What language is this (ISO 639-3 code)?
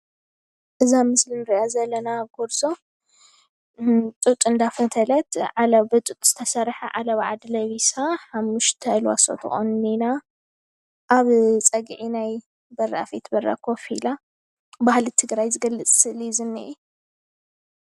tir